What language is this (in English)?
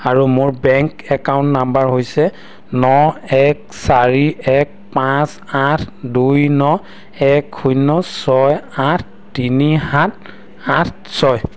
Assamese